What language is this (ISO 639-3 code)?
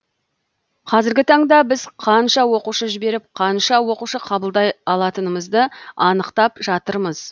kaz